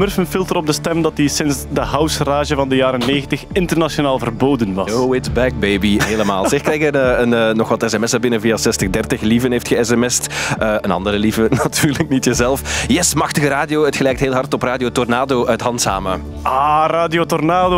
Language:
Dutch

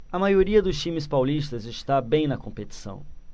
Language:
Portuguese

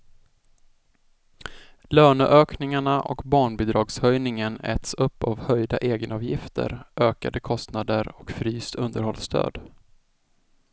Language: Swedish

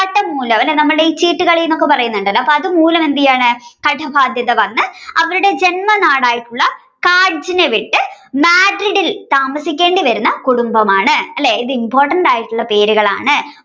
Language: Malayalam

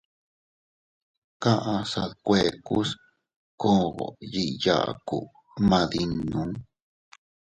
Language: Teutila Cuicatec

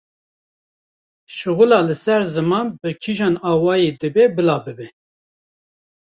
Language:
Kurdish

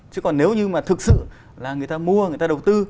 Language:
Vietnamese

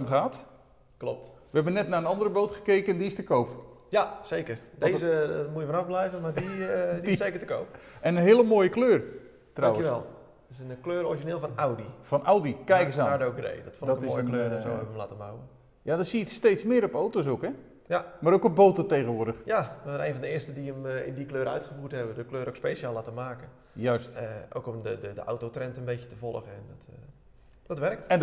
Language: Dutch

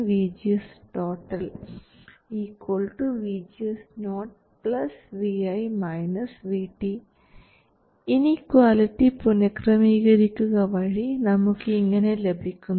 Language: Malayalam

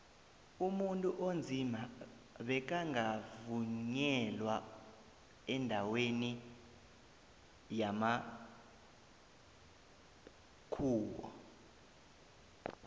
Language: South Ndebele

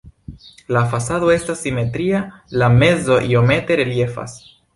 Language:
Esperanto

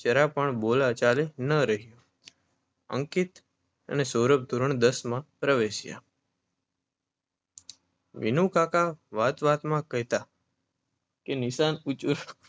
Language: Gujarati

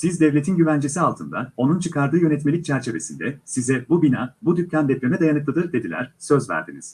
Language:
Turkish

